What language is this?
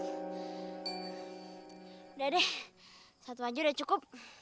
Indonesian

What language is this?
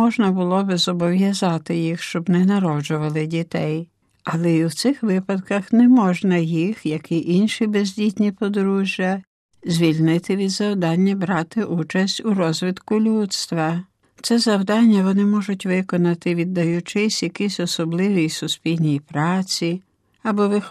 Ukrainian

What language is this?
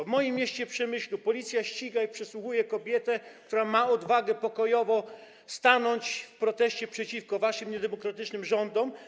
Polish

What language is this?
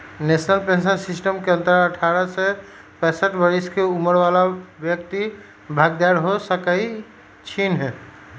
Magahi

